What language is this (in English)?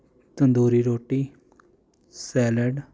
Punjabi